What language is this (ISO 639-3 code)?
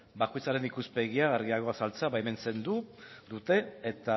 eus